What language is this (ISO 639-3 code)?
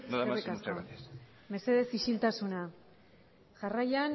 eus